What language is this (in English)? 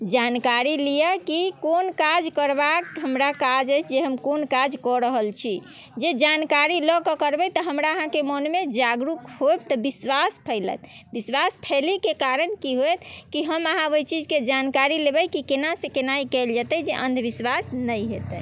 Maithili